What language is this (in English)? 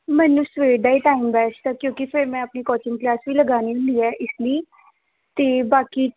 Punjabi